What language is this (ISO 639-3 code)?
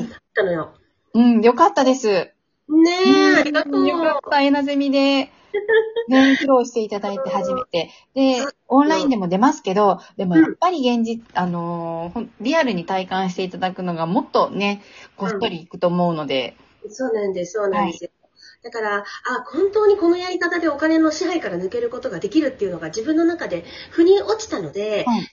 jpn